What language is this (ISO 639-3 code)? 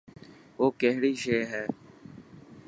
mki